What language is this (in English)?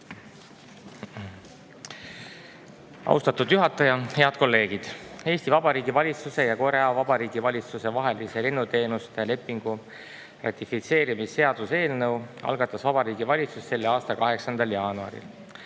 Estonian